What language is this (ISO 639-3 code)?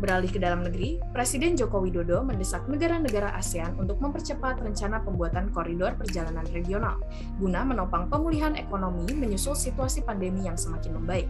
ind